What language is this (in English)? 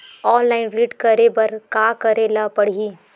Chhattisgarhi